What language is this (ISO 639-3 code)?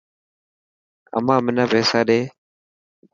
mki